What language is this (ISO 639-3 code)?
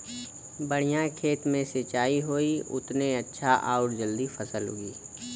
bho